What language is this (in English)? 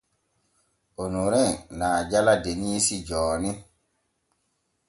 Borgu Fulfulde